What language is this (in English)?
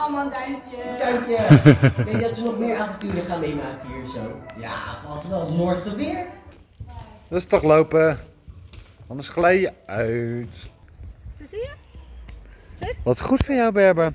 Dutch